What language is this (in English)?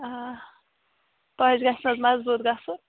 Kashmiri